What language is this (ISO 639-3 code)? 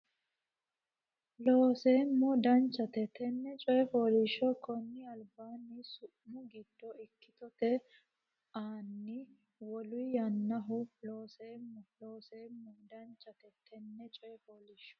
sid